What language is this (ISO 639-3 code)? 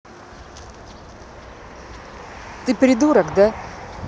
rus